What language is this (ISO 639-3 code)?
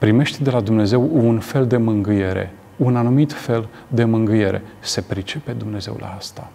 ron